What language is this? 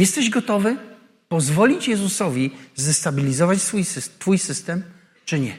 Polish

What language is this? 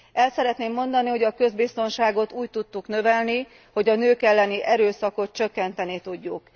Hungarian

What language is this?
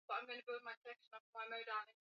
Swahili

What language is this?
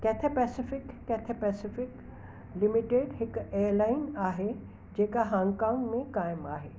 Sindhi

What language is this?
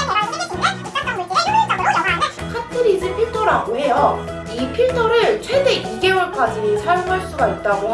Korean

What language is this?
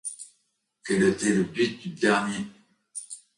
French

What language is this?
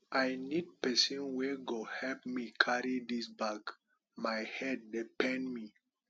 Nigerian Pidgin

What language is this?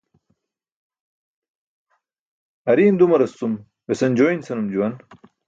Burushaski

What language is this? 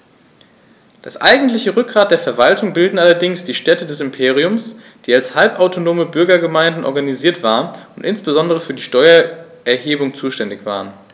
German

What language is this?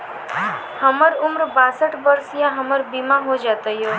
Maithili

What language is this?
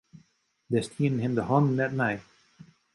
Western Frisian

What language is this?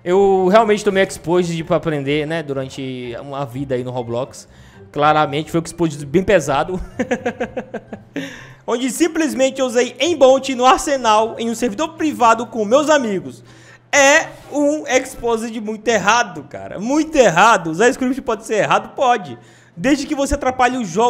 Portuguese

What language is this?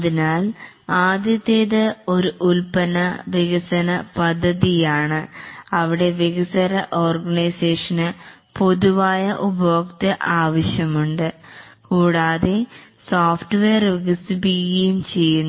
Malayalam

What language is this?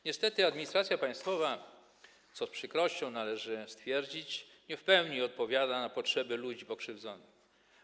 Polish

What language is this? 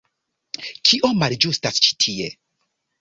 Esperanto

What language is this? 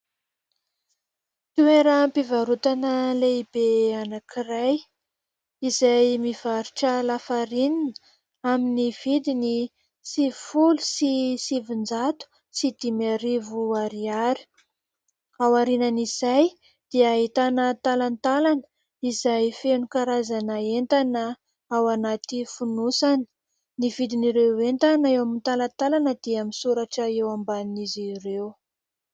Malagasy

